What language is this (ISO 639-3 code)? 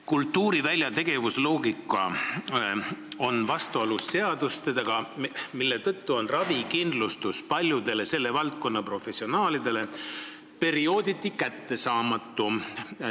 est